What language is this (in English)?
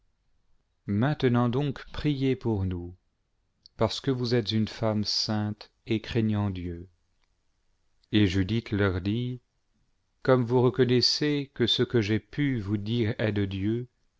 French